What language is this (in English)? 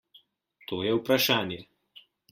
Slovenian